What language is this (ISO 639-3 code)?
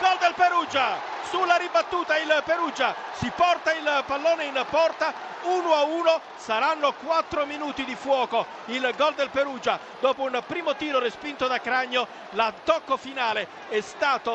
ita